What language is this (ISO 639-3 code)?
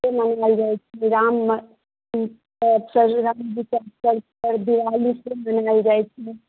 mai